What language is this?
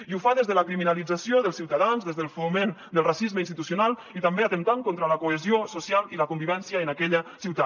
Catalan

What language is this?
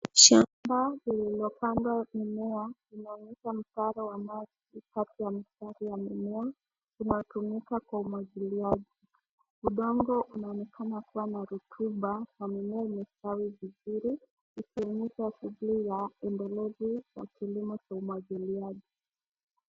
Swahili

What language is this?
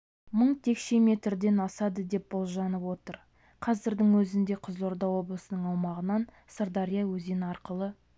Kazakh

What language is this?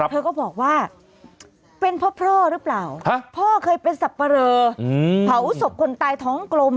Thai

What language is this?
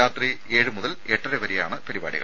Malayalam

